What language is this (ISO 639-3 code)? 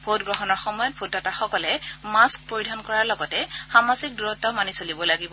asm